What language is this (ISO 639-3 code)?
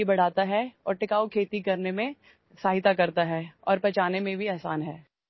mar